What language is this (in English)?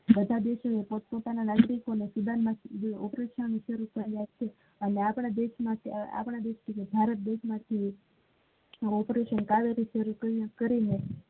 Gujarati